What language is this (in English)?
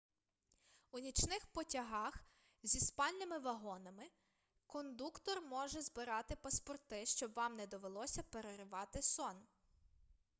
Ukrainian